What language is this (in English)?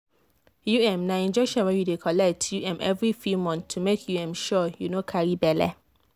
Nigerian Pidgin